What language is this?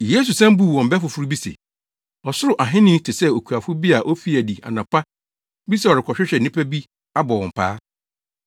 Akan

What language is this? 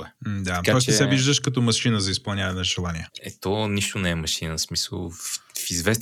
Bulgarian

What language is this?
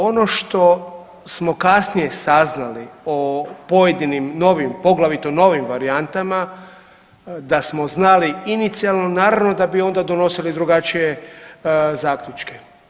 Croatian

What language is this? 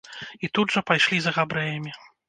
Belarusian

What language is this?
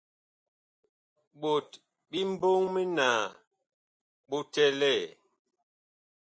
Bakoko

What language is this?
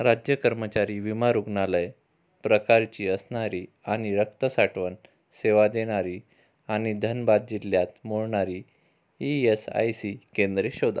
Marathi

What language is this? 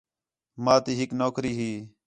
Khetrani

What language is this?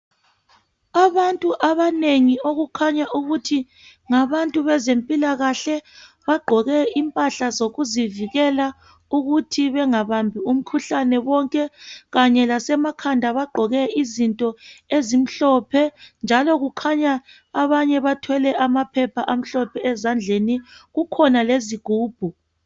North Ndebele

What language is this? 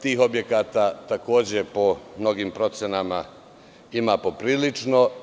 Serbian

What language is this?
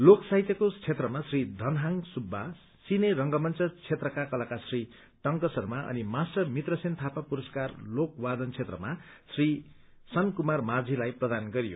Nepali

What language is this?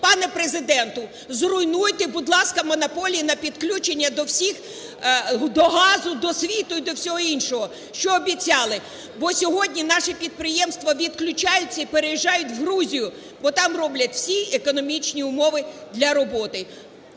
Ukrainian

